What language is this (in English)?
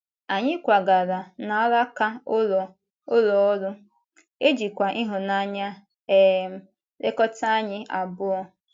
Igbo